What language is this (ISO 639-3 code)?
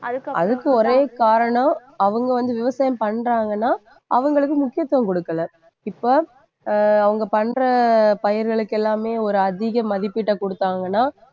tam